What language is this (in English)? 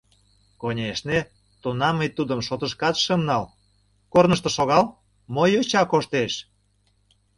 Mari